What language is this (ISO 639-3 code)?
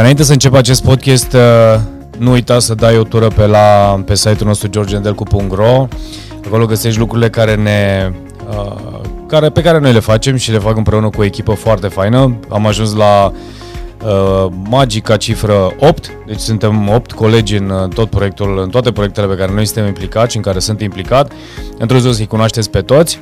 ron